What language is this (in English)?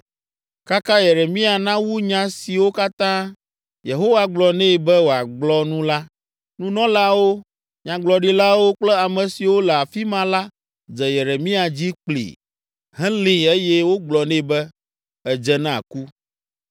Ewe